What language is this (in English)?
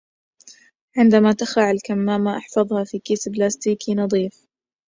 Arabic